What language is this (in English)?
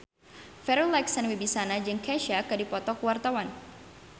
Sundanese